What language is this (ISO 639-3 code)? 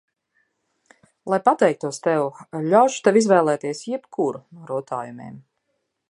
lav